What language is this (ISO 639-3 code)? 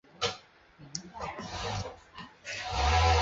zho